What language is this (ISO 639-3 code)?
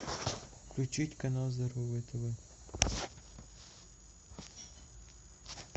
rus